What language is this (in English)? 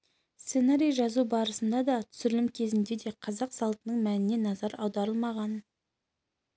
Kazakh